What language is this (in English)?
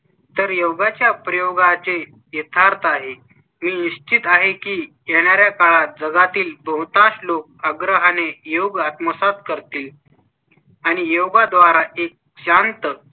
Marathi